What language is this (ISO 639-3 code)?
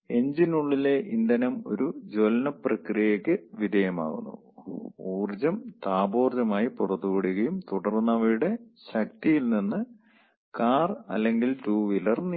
mal